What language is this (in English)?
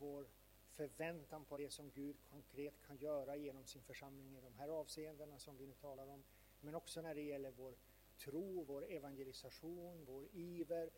Swedish